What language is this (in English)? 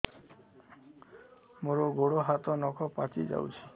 Odia